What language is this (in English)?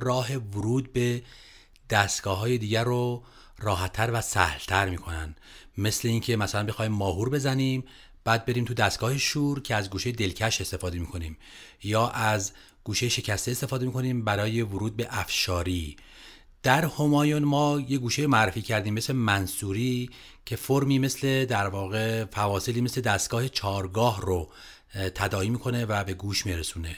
Persian